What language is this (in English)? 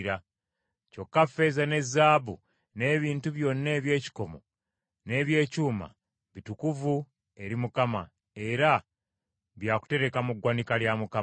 Ganda